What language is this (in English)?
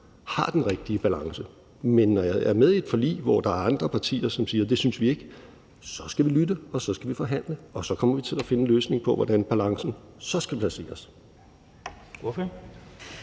Danish